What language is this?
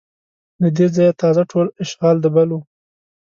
Pashto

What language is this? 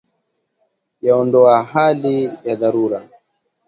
Swahili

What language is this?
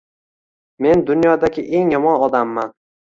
Uzbek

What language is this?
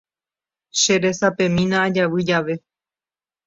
Guarani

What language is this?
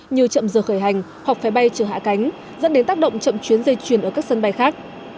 Vietnamese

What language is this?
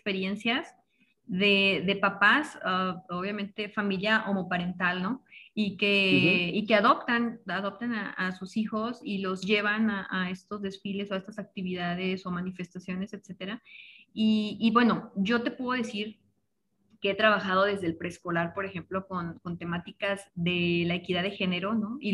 Spanish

